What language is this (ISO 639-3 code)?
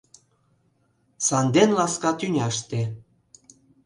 chm